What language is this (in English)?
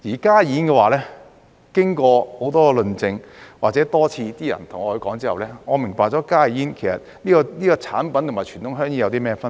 Cantonese